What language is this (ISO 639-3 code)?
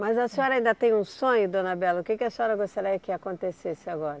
por